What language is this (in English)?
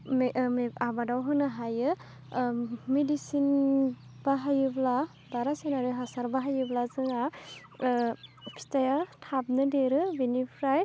Bodo